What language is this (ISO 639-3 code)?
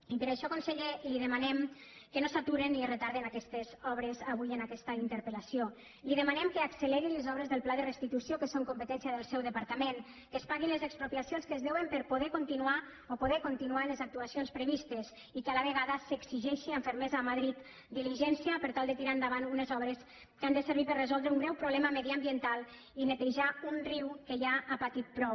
cat